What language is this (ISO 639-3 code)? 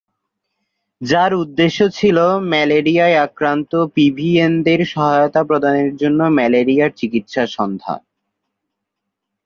ben